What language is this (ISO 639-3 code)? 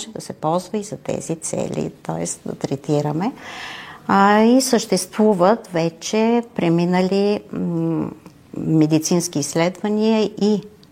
bul